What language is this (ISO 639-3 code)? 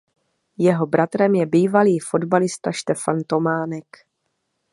ces